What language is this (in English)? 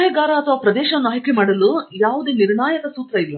Kannada